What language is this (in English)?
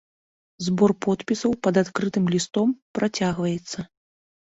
Belarusian